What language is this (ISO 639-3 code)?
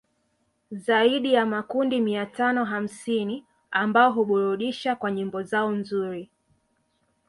swa